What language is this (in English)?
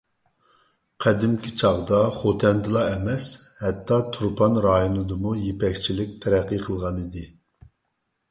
Uyghur